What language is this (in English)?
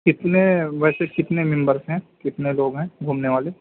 Urdu